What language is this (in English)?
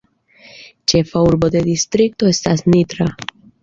Esperanto